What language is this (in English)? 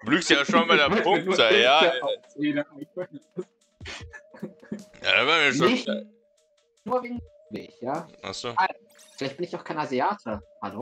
German